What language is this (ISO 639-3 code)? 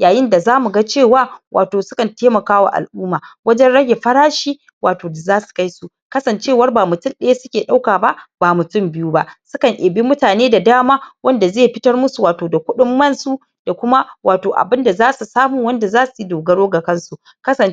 hau